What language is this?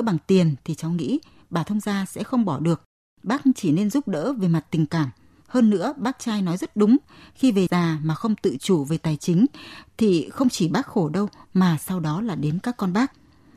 Vietnamese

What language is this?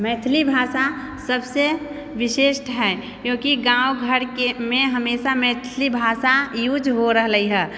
Maithili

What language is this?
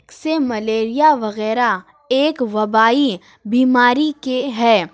Urdu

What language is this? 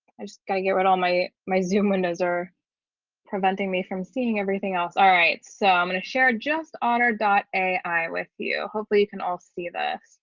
English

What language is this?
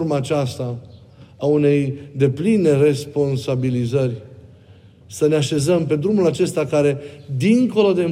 Romanian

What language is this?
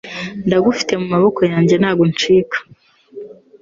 Kinyarwanda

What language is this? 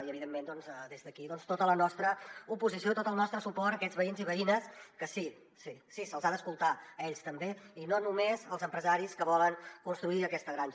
Catalan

